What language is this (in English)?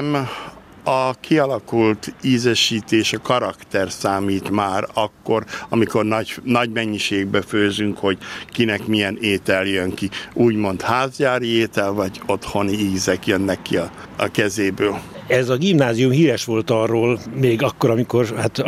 Hungarian